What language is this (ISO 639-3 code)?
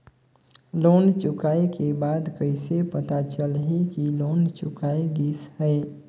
hne